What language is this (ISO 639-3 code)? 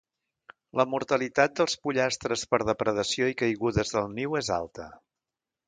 cat